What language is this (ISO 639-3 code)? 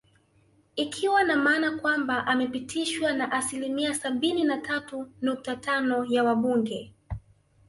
swa